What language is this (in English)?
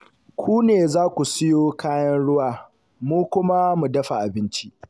Hausa